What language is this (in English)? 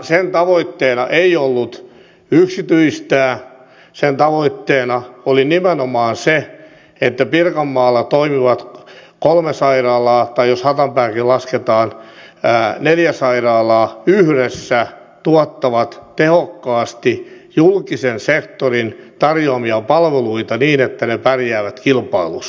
Finnish